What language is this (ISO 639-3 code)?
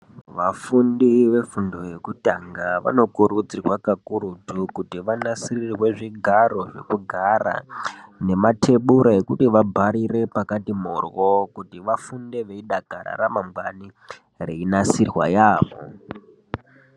ndc